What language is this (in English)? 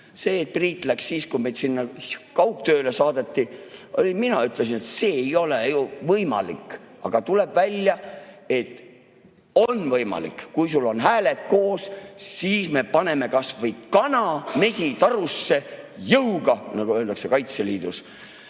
Estonian